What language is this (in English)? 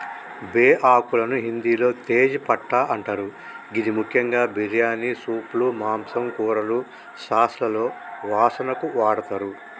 Telugu